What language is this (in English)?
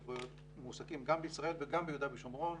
Hebrew